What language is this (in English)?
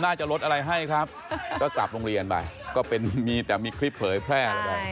Thai